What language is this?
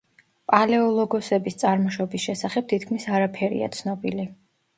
Georgian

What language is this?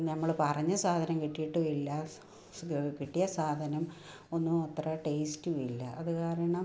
Malayalam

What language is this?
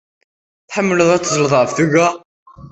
Kabyle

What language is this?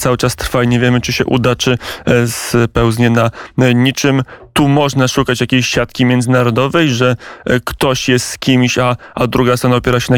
Polish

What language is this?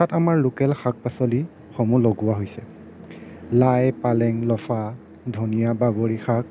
Assamese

